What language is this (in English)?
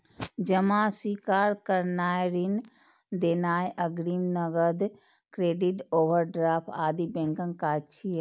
Maithili